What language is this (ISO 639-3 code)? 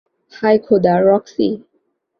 ben